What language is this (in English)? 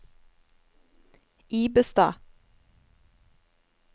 Norwegian